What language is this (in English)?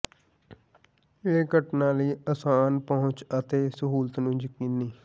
Punjabi